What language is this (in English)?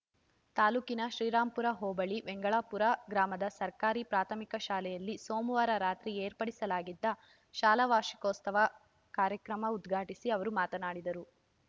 Kannada